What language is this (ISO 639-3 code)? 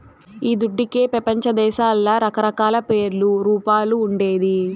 tel